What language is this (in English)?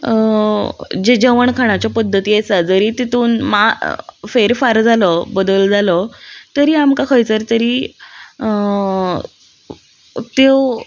Konkani